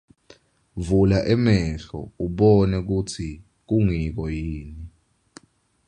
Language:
Swati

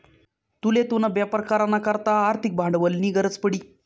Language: Marathi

